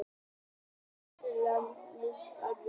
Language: Icelandic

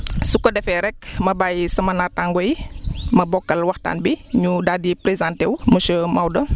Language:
Wolof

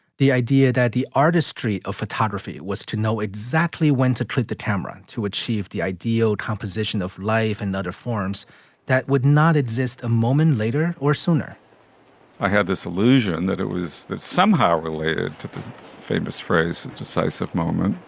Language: English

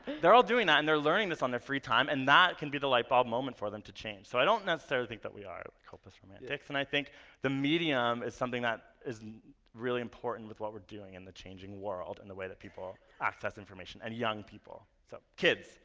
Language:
English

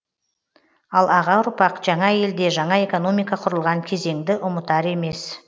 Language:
Kazakh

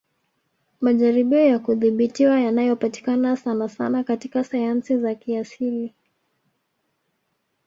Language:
Swahili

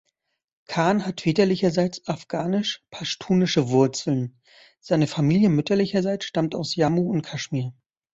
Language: German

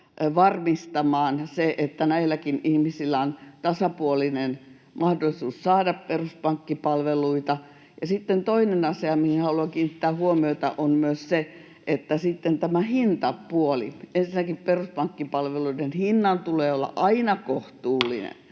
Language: Finnish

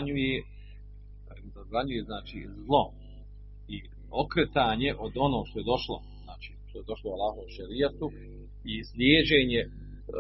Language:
Croatian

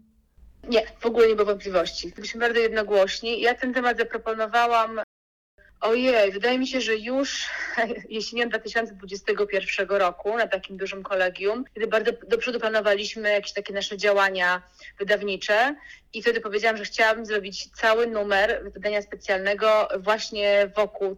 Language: Polish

